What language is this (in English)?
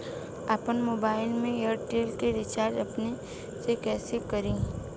Bhojpuri